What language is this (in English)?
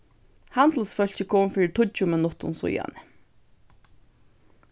Faroese